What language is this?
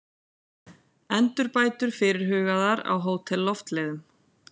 Icelandic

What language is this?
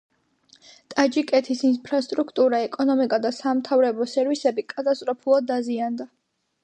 Georgian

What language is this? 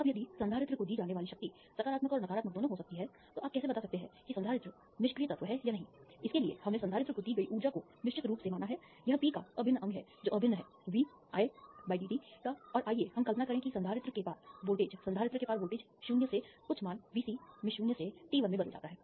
Hindi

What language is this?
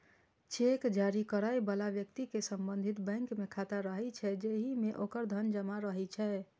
Maithili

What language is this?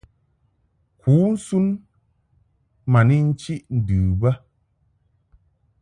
Mungaka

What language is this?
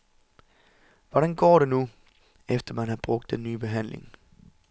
Danish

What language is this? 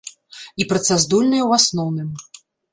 Belarusian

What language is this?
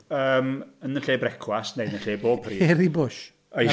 Welsh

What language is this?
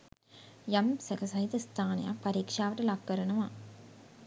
Sinhala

